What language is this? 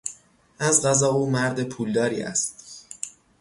Persian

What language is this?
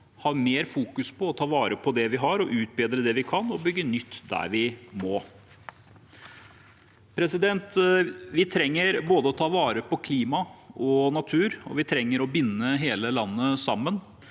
Norwegian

